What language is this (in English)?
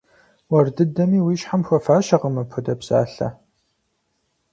Kabardian